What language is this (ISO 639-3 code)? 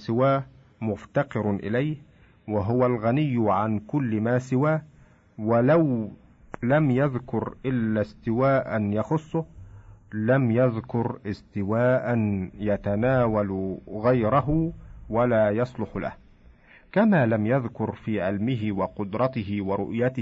ara